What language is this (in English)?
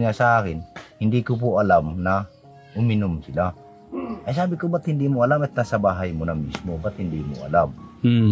Filipino